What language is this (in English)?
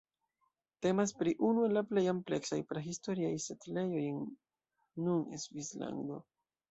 Esperanto